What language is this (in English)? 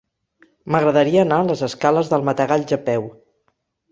Catalan